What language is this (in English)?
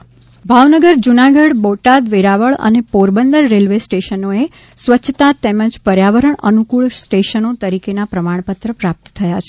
Gujarati